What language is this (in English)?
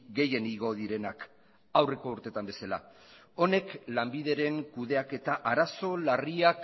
Basque